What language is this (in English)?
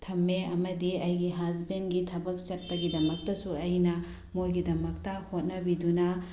Manipuri